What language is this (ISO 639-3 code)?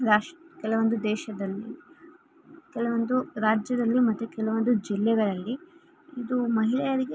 kan